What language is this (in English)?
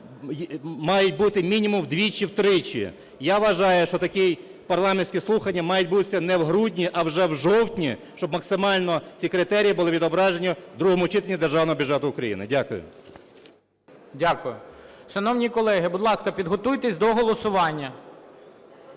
Ukrainian